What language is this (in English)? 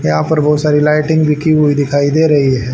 Hindi